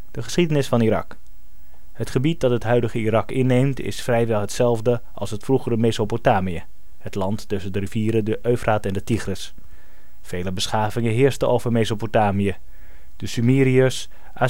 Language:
Dutch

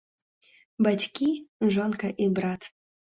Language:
Belarusian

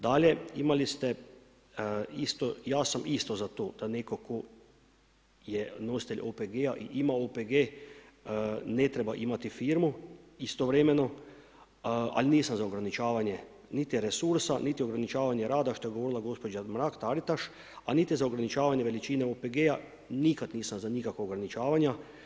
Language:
Croatian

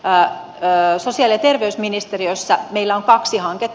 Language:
Finnish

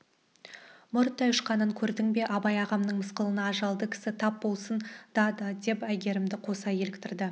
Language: Kazakh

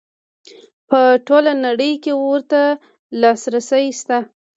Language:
Pashto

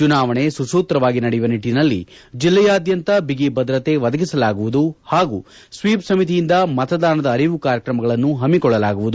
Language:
Kannada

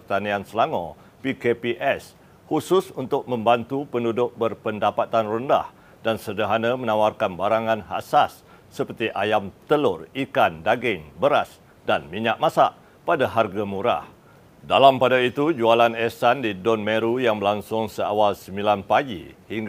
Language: Malay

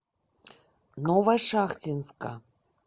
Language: Russian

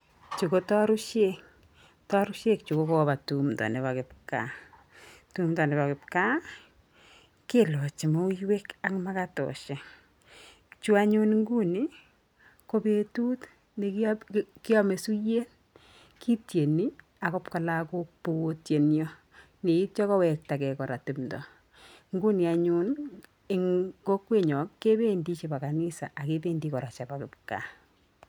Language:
Kalenjin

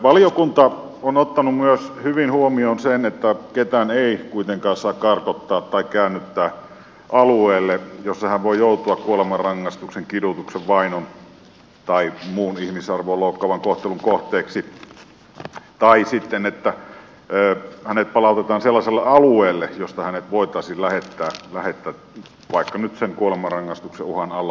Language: Finnish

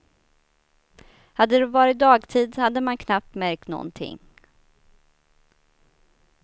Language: Swedish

